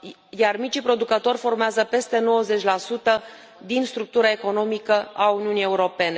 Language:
Romanian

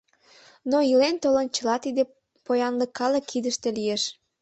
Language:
Mari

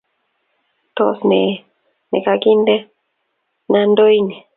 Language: Kalenjin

